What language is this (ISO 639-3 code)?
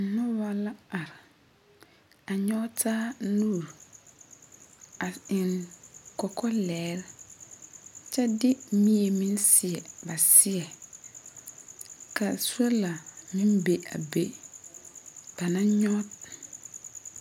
dga